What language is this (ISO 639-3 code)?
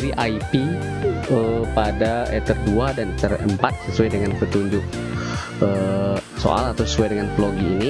ind